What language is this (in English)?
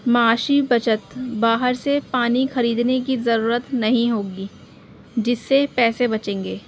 Urdu